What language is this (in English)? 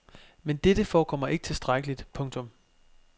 Danish